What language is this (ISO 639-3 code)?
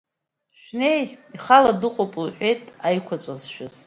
abk